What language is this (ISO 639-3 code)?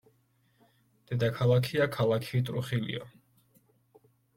kat